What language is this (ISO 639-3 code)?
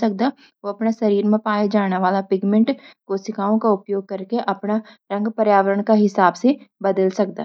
gbm